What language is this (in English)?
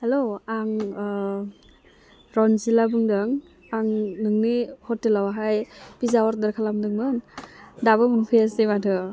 Bodo